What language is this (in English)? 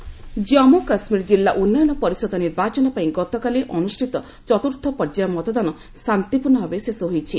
Odia